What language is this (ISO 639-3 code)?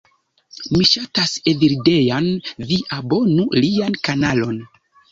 epo